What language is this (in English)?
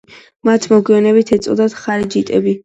Georgian